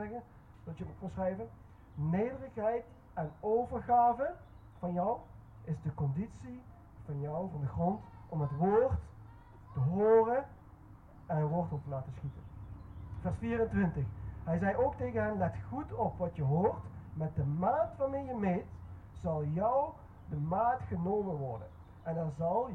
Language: Dutch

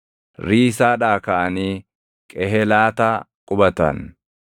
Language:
Oromo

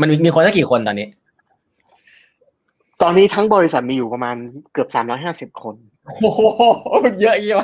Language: Thai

